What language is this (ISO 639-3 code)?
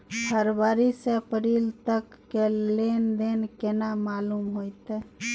mai